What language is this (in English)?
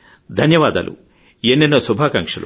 Telugu